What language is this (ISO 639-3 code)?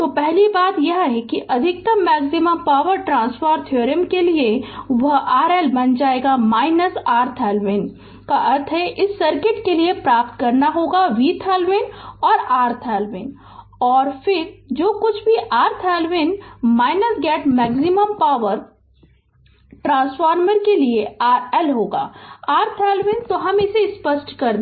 hin